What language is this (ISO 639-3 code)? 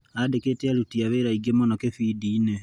kik